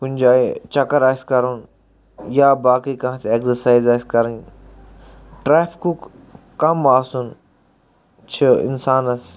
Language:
Kashmiri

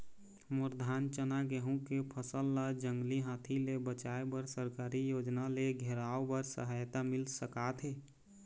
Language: Chhattisgarhi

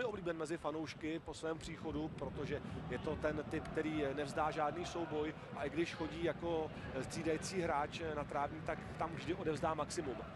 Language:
Czech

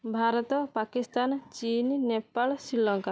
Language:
Odia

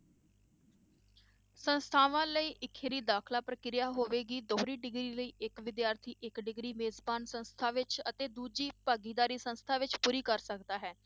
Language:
Punjabi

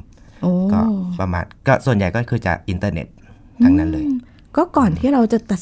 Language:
Thai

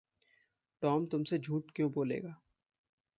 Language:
Hindi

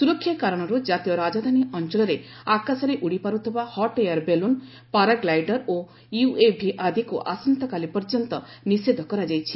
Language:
Odia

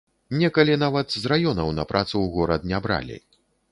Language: Belarusian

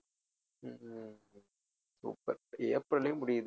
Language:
Tamil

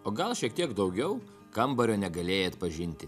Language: Lithuanian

